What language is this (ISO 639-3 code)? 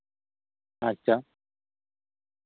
sat